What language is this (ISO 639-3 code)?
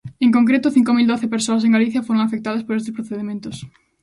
glg